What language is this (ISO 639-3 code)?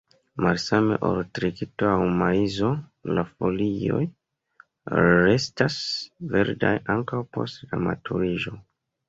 epo